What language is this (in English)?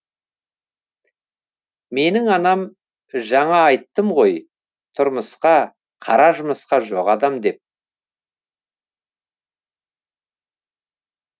Kazakh